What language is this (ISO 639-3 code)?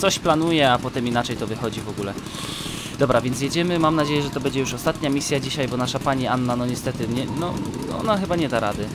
pol